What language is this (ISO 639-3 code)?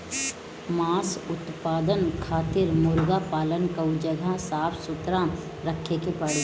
bho